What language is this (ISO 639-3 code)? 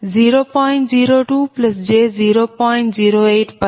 tel